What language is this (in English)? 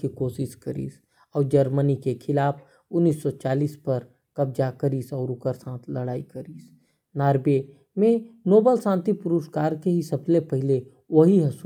Korwa